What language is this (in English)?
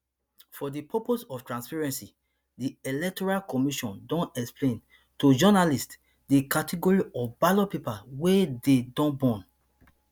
Nigerian Pidgin